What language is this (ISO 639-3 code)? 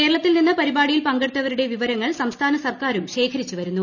mal